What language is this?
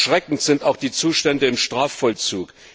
German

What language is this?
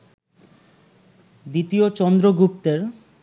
Bangla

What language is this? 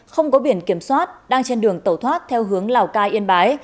Vietnamese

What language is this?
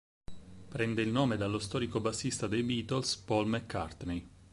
Italian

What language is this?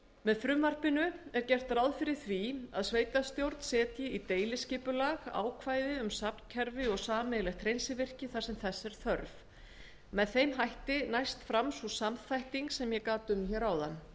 Icelandic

